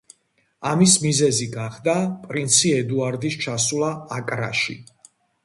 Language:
Georgian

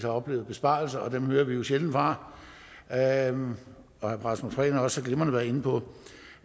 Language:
Danish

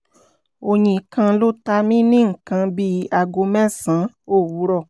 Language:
Yoruba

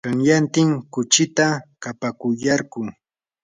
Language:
Yanahuanca Pasco Quechua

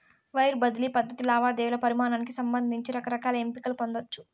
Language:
Telugu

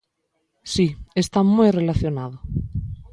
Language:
Galician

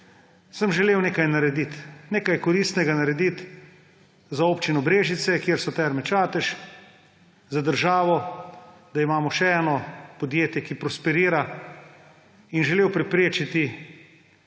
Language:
Slovenian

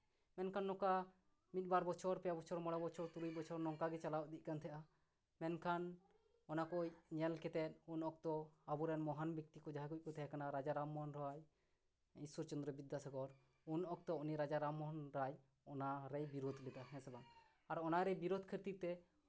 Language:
Santali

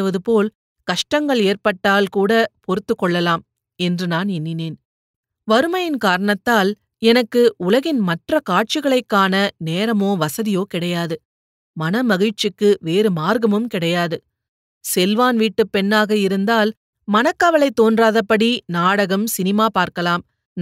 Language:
Tamil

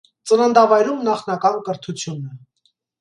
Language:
Armenian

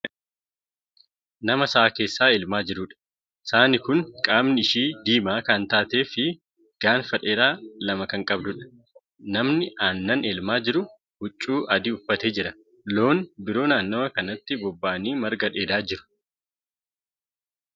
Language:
Oromo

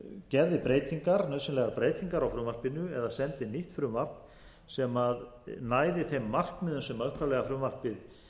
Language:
Icelandic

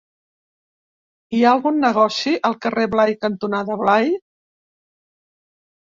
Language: Catalan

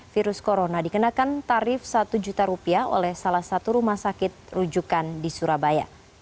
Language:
Indonesian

